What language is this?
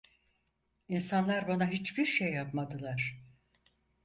Turkish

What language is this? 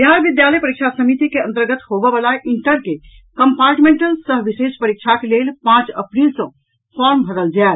Maithili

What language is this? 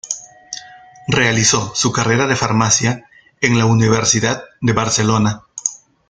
Spanish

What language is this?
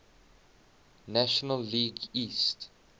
English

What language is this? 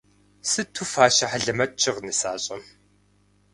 Kabardian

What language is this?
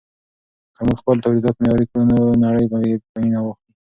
Pashto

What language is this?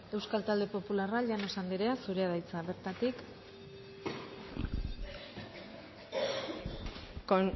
Basque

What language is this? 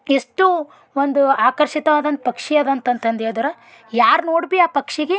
Kannada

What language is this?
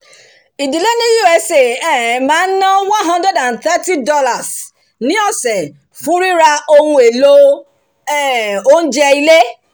Yoruba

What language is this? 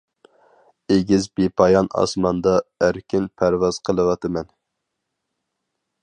Uyghur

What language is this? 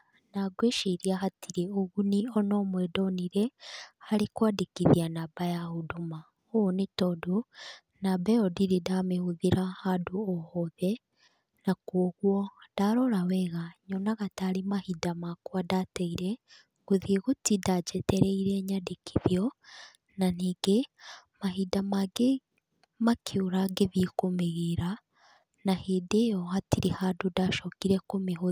Kikuyu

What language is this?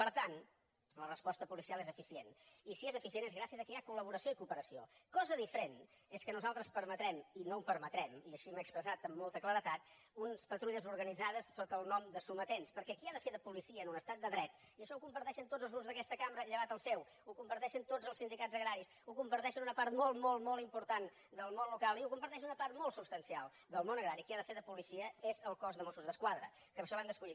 Catalan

